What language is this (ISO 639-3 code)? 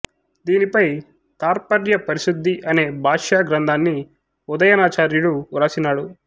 tel